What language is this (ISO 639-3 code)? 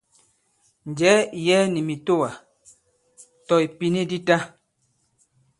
abb